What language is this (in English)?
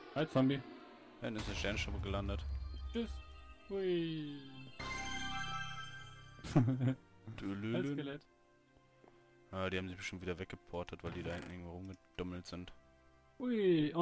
German